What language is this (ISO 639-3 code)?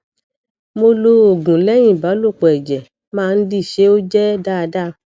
yor